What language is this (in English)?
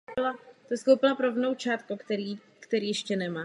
Czech